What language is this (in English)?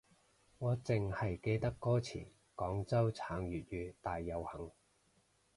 Cantonese